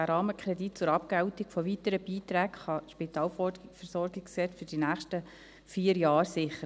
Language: Swiss German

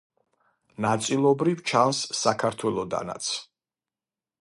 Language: Georgian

